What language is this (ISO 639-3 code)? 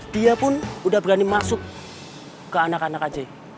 ind